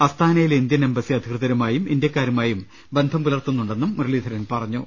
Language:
Malayalam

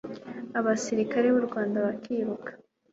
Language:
Kinyarwanda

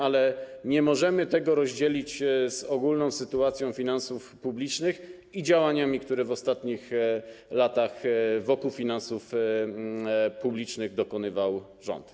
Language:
Polish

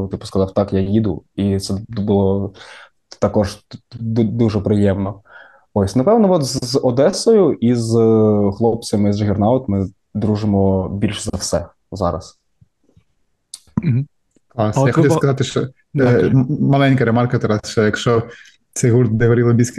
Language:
Ukrainian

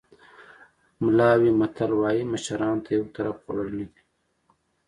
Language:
Pashto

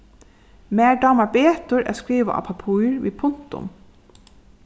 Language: Faroese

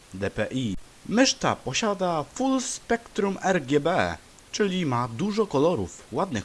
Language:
Polish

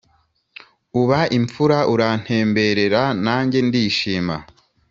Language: Kinyarwanda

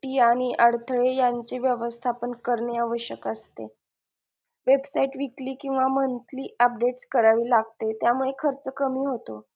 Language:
Marathi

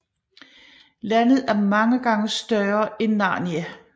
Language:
Danish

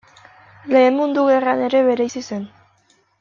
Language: Basque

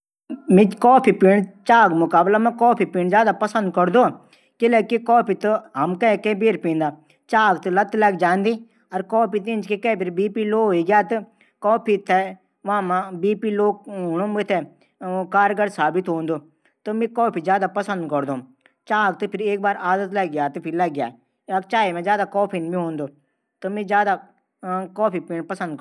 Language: Garhwali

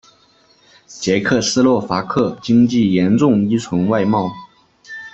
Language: Chinese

